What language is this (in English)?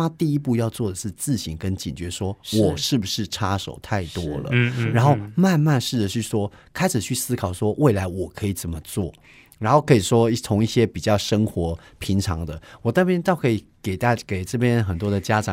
Chinese